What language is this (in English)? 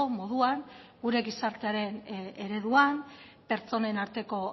Basque